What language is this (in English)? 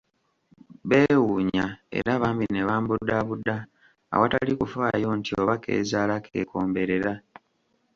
Ganda